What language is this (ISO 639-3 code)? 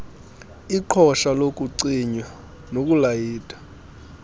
xho